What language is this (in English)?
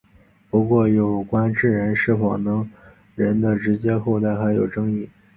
Chinese